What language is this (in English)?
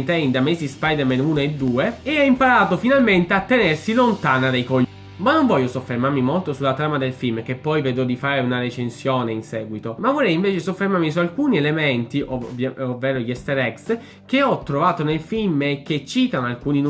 Italian